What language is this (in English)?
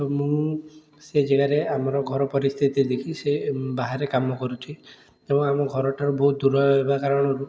Odia